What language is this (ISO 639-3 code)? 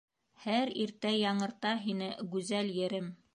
bak